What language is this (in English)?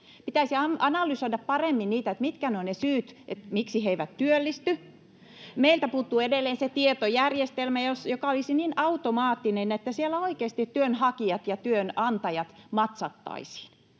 Finnish